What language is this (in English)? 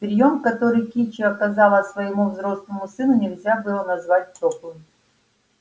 Russian